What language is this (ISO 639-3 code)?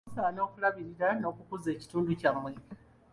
lug